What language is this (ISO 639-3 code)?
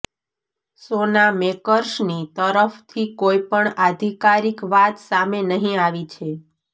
guj